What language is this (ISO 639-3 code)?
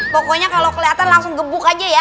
ind